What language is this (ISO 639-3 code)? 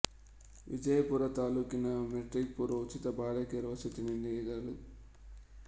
kan